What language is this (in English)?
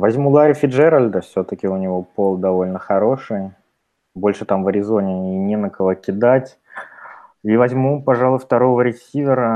Russian